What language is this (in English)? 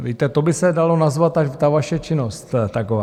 Czech